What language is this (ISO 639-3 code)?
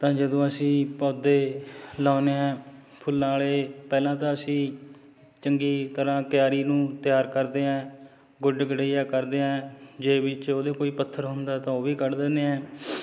pan